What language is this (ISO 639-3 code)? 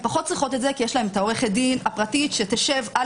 heb